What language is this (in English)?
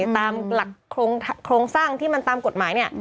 Thai